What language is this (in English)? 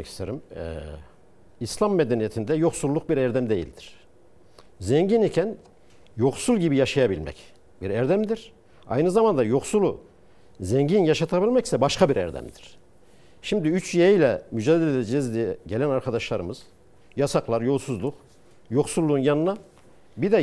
Turkish